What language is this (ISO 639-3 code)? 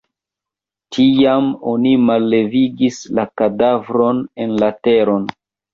epo